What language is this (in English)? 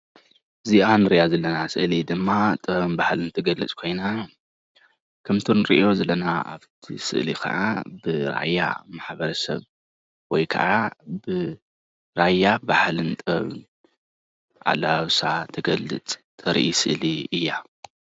Tigrinya